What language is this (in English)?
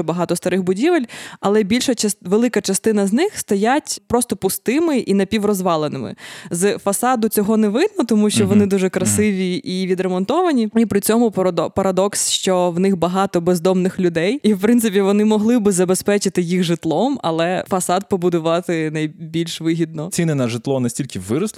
Ukrainian